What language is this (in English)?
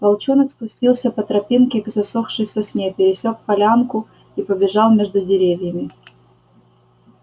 Russian